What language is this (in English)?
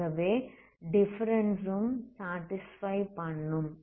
Tamil